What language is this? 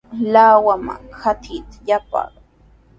Sihuas Ancash Quechua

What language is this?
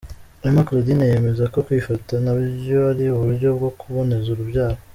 Kinyarwanda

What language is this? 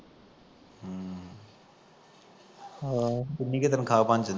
Punjabi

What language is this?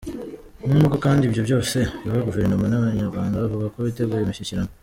Kinyarwanda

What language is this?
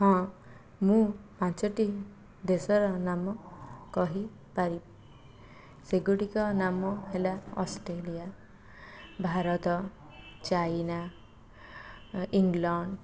Odia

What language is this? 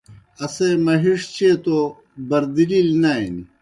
Kohistani Shina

